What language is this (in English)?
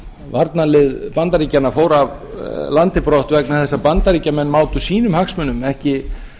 Icelandic